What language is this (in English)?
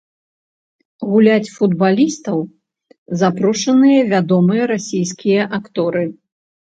Belarusian